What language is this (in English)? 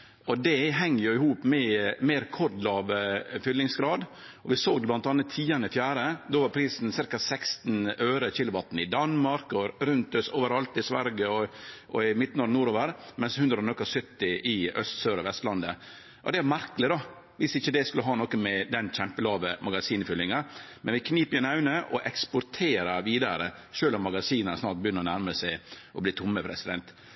Norwegian Nynorsk